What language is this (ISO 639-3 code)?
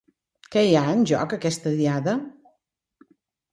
cat